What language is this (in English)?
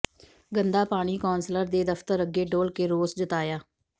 Punjabi